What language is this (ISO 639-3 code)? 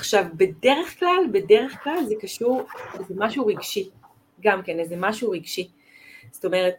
heb